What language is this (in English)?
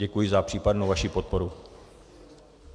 Czech